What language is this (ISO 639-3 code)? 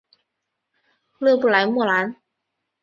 zho